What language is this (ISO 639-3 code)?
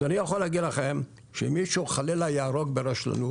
heb